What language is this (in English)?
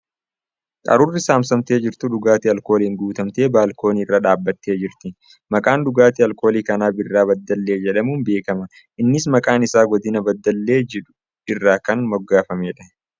Oromo